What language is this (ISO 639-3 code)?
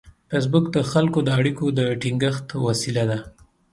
pus